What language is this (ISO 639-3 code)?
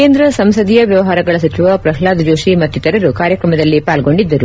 kan